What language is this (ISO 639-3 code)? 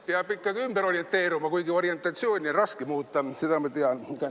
est